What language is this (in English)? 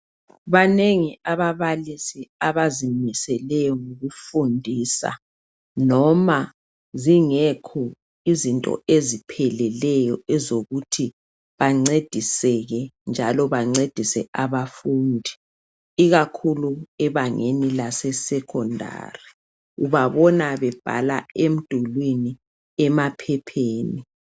North Ndebele